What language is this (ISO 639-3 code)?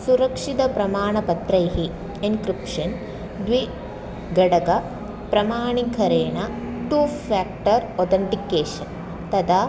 san